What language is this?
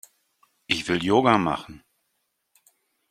German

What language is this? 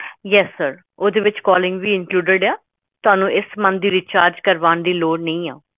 Punjabi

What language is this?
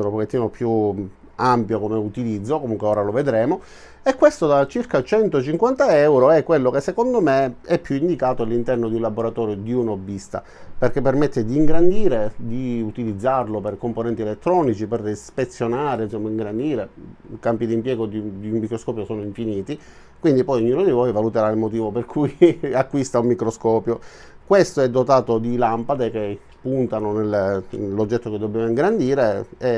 Italian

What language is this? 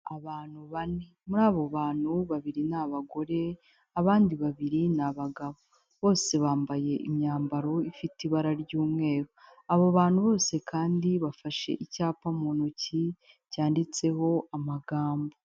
Kinyarwanda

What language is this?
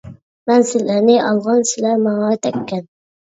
Uyghur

